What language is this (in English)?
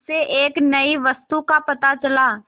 Hindi